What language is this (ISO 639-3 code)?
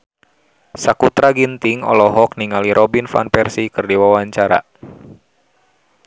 sun